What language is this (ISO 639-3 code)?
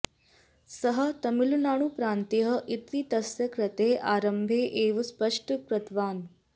san